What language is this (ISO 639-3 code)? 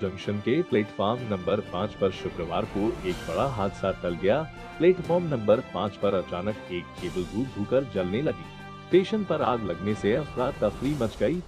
hin